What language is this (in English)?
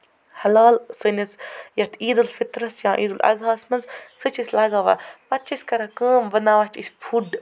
Kashmiri